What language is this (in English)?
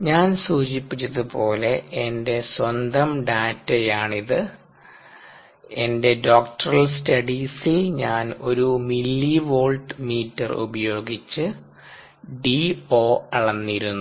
Malayalam